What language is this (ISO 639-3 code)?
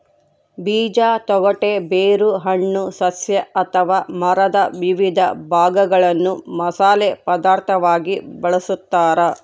kan